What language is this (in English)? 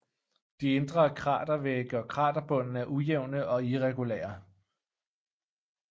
Danish